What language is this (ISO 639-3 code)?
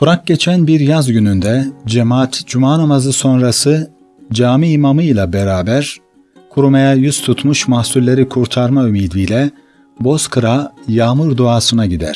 tur